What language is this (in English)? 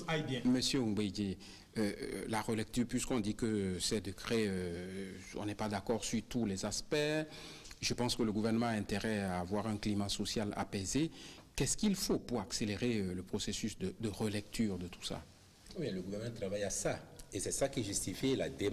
French